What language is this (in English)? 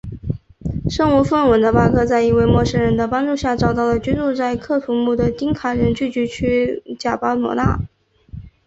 Chinese